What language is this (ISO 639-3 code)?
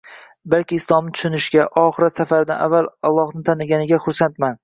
uzb